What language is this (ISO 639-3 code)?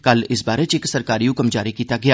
doi